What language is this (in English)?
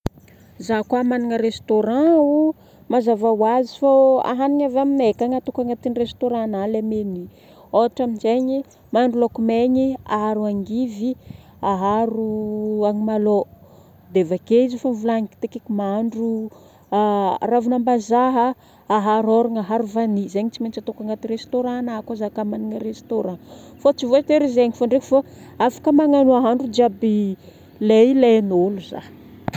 Northern Betsimisaraka Malagasy